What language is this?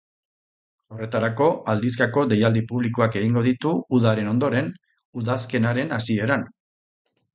Basque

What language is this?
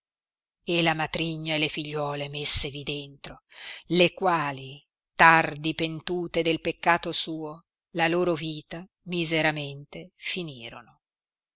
Italian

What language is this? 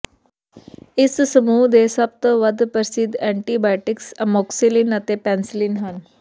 Punjabi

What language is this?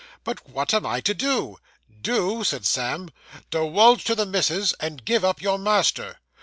English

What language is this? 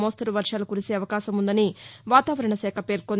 Telugu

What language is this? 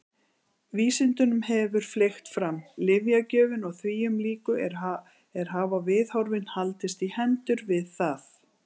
Icelandic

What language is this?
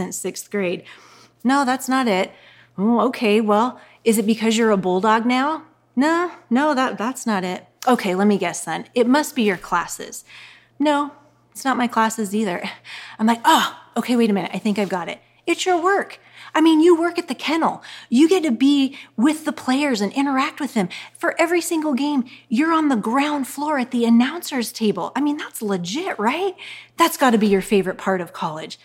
English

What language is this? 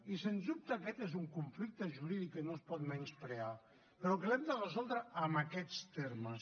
Catalan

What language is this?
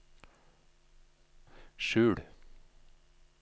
Norwegian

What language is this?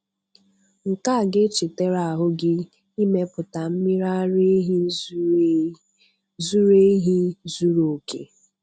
Igbo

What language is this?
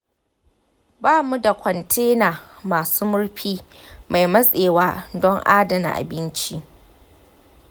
Hausa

